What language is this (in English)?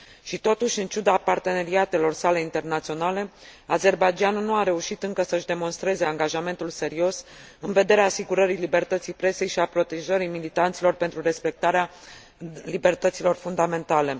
Romanian